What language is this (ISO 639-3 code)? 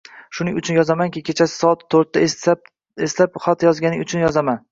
uzb